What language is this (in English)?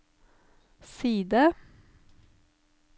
Norwegian